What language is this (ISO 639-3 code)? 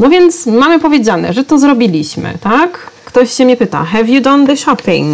pol